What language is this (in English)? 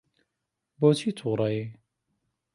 Central Kurdish